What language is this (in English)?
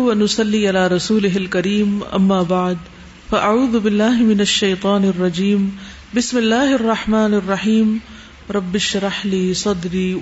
Urdu